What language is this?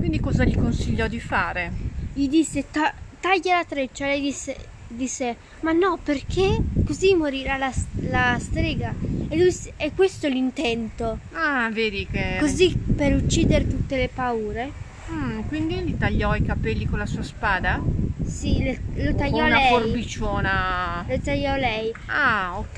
Italian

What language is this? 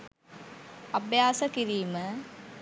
Sinhala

